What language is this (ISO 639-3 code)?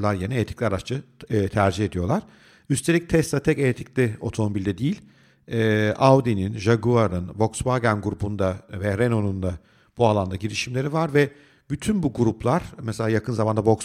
tur